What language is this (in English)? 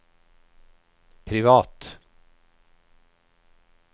Swedish